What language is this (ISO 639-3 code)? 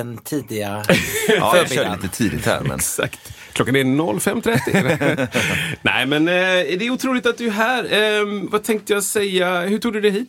swe